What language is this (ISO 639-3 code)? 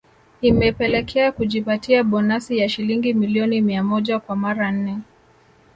swa